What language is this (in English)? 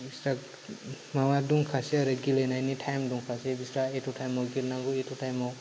Bodo